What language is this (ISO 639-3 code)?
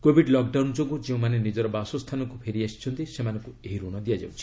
ori